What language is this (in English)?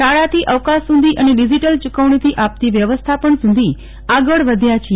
Gujarati